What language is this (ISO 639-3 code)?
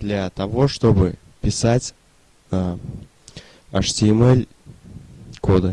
rus